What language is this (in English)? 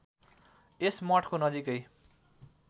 Nepali